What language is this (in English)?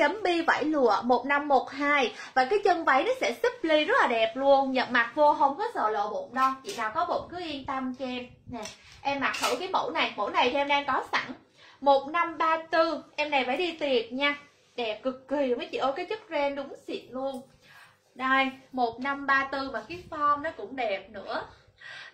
Vietnamese